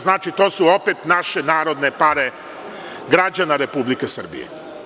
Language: Serbian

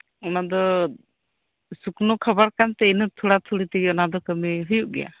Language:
Santali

